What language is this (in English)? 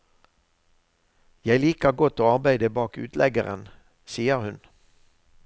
Norwegian